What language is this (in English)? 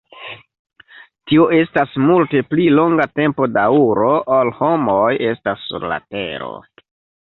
Esperanto